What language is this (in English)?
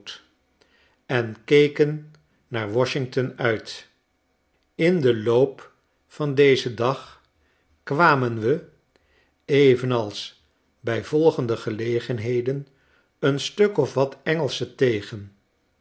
Dutch